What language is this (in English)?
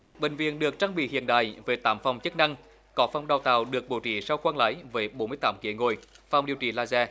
Vietnamese